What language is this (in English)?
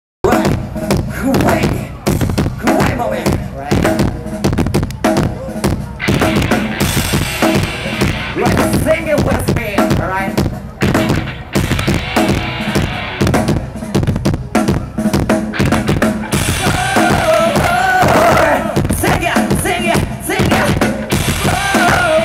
Vietnamese